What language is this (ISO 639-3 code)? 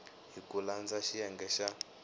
tso